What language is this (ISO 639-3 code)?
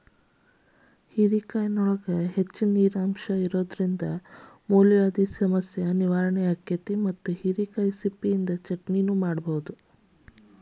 kan